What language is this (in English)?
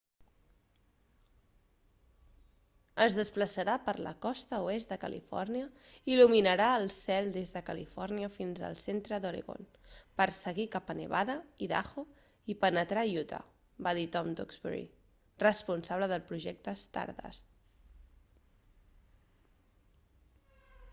Catalan